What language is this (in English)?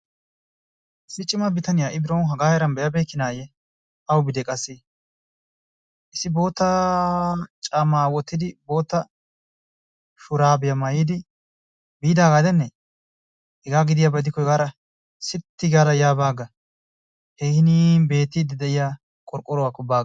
Wolaytta